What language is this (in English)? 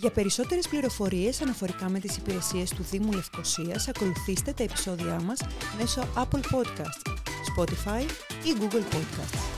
Greek